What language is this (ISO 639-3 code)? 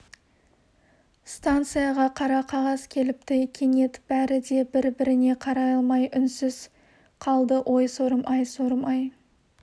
kaz